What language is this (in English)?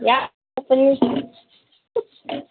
Manipuri